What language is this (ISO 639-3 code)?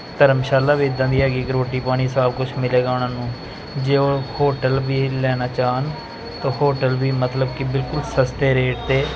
pan